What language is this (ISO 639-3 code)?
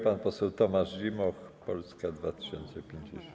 pol